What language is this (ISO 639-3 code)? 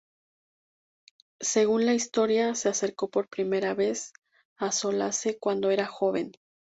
spa